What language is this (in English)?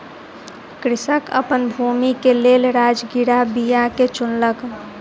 Maithili